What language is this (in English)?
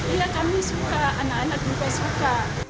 Indonesian